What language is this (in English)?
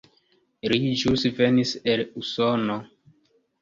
Esperanto